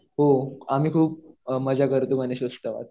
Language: Marathi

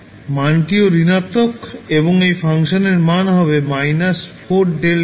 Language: Bangla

